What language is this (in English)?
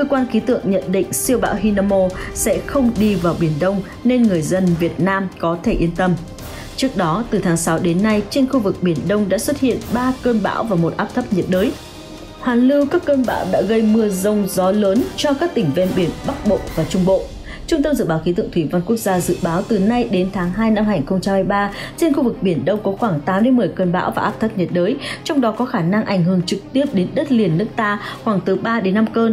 Vietnamese